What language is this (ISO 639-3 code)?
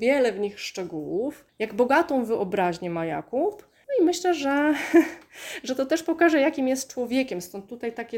pol